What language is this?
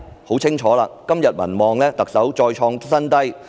Cantonese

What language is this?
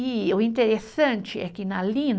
Portuguese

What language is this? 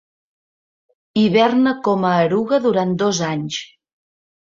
Catalan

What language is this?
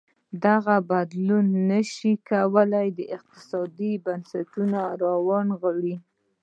Pashto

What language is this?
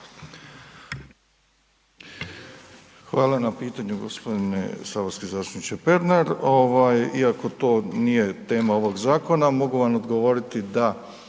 Croatian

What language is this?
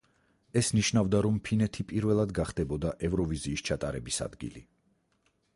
Georgian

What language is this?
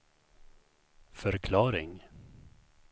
Swedish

